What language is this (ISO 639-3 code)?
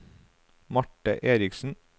nor